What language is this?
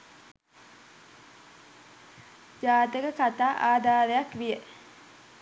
Sinhala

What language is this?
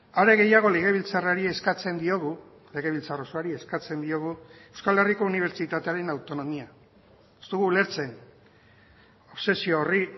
Basque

